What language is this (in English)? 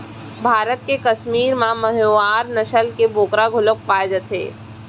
Chhattisgarhi